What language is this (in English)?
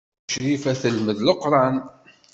Kabyle